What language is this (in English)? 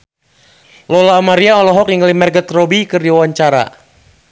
Sundanese